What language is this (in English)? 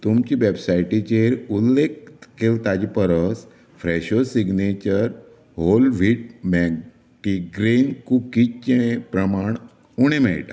Konkani